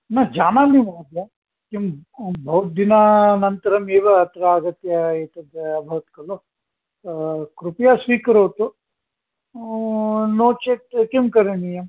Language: Sanskrit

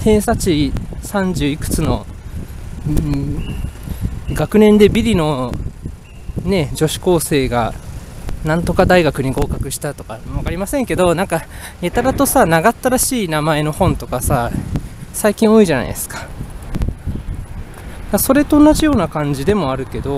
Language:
Japanese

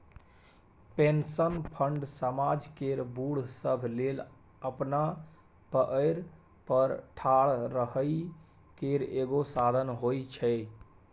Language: Maithili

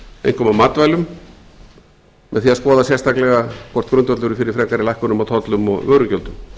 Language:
Icelandic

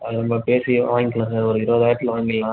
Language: Tamil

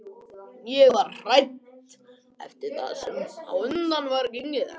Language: Icelandic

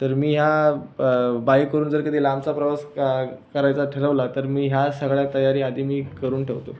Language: Marathi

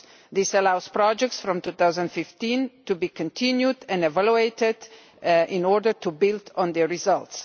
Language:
English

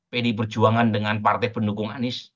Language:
Indonesian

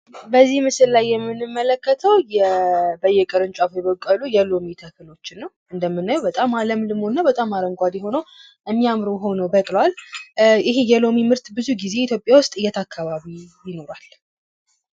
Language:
Amharic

